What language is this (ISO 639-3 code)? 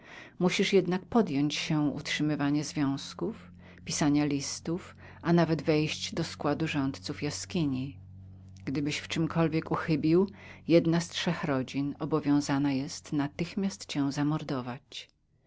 pol